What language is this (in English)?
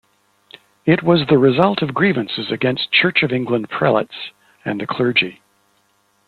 English